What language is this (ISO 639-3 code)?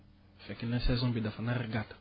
wol